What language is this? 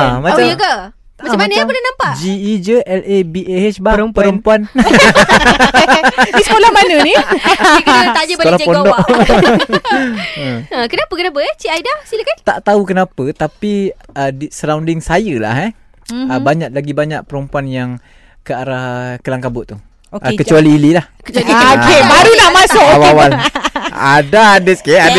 Malay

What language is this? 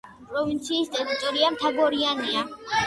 Georgian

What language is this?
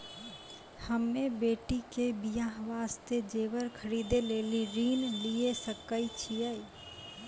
Maithili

